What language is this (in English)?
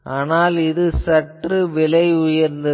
Tamil